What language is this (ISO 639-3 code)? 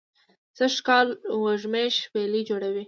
pus